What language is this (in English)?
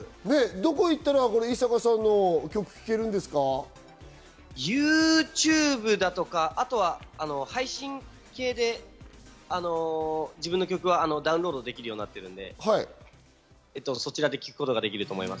Japanese